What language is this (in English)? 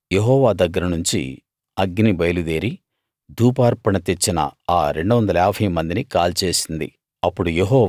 Telugu